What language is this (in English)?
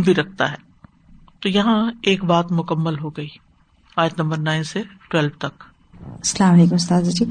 Urdu